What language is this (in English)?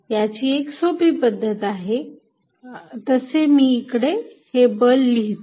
Marathi